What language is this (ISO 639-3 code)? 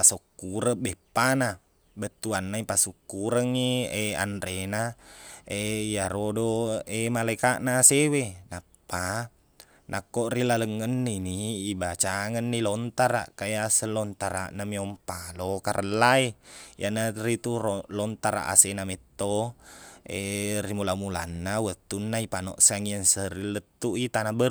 bug